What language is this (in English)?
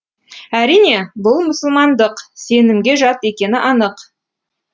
Kazakh